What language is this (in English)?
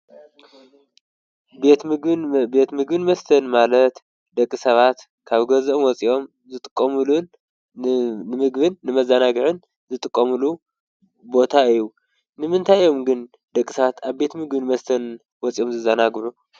Tigrinya